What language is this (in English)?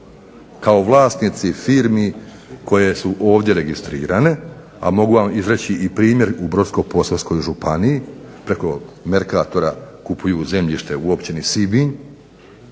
Croatian